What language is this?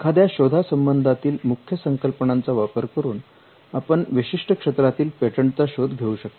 Marathi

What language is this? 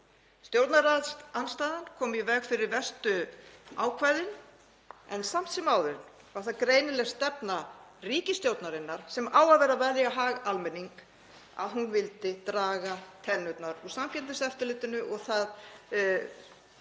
Icelandic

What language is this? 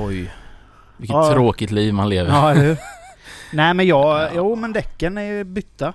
Swedish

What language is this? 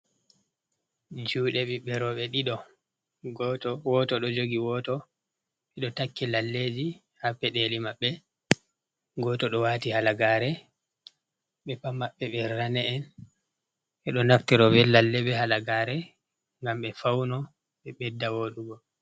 Fula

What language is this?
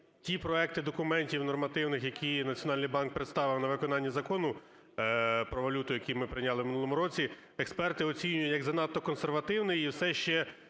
Ukrainian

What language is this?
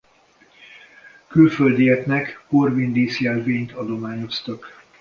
Hungarian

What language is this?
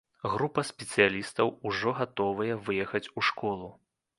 Belarusian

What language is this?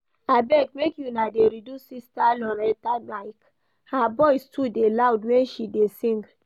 Nigerian Pidgin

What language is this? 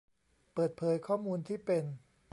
Thai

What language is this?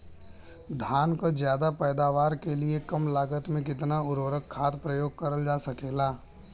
Bhojpuri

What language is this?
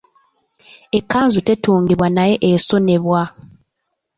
Ganda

